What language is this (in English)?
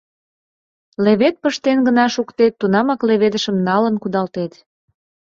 Mari